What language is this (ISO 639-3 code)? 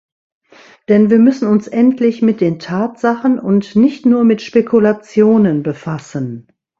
deu